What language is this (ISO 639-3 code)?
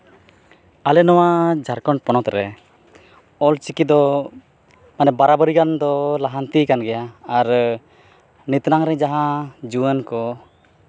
sat